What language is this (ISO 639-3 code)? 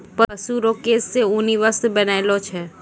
mai